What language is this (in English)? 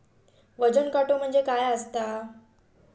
Marathi